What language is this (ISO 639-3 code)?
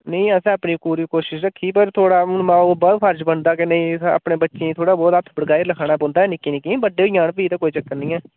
doi